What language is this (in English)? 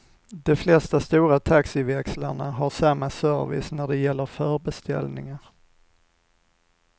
Swedish